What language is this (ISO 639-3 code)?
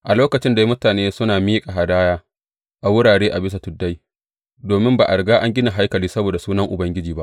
hau